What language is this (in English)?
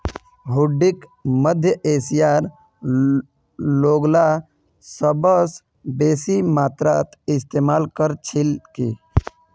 Magahi